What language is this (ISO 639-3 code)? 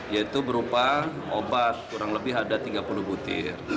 ind